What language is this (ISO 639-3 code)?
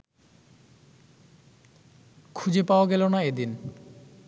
ben